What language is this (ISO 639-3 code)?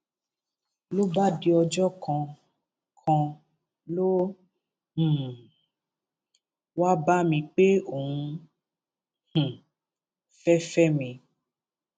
yor